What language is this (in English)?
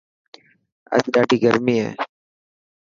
Dhatki